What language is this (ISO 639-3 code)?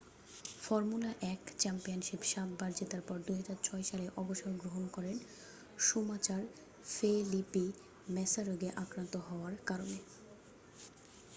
ben